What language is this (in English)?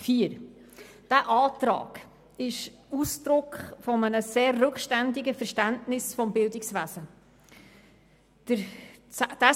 Swiss German